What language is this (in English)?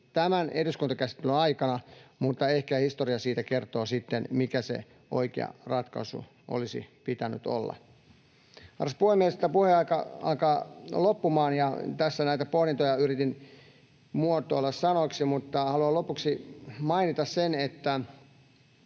Finnish